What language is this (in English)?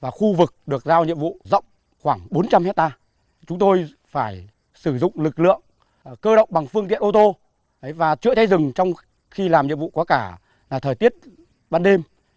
Vietnamese